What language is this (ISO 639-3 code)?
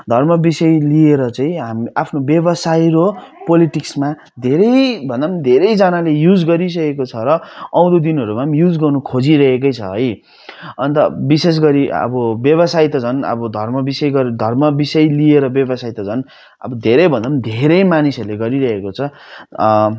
nep